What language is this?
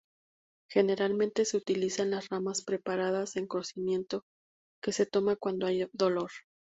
Spanish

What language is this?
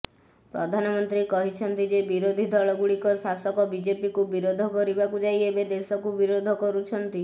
Odia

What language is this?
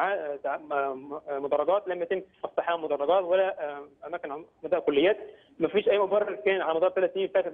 Arabic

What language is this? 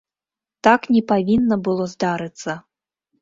Belarusian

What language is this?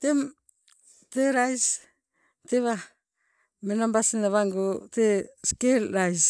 Sibe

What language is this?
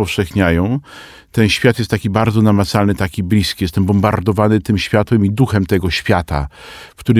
Polish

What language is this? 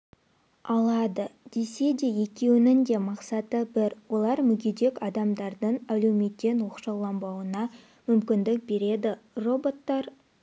Kazakh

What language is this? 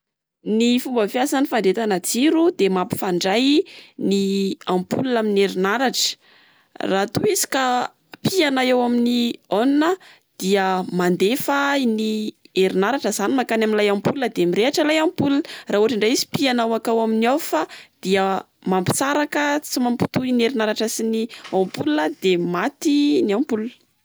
Malagasy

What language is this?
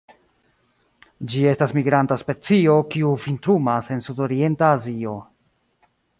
Esperanto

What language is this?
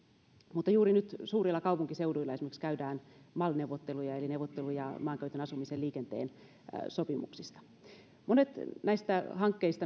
Finnish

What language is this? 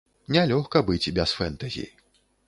Belarusian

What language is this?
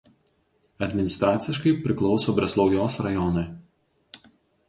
Lithuanian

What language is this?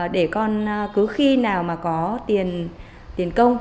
Vietnamese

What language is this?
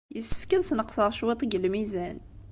Kabyle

